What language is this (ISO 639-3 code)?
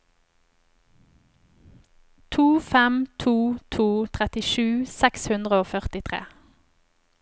nor